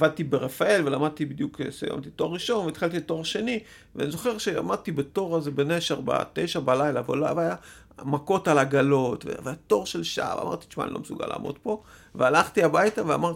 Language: Hebrew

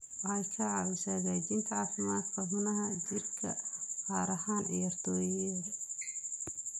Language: Somali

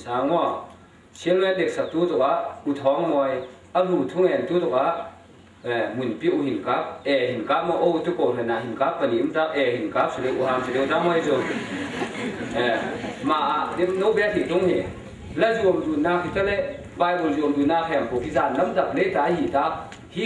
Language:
Thai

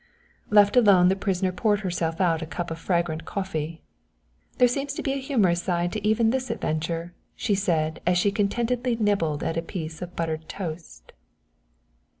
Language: English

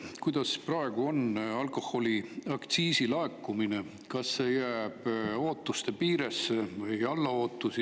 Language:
Estonian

